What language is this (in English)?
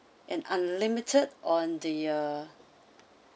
English